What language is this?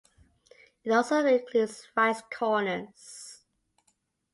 English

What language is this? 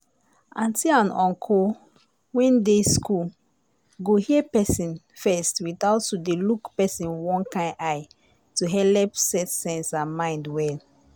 Nigerian Pidgin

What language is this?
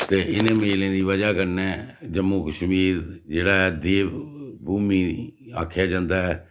Dogri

